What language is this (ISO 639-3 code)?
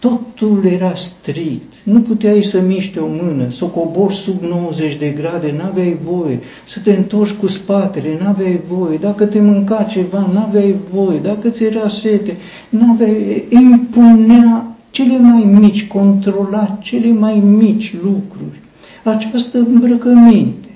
ron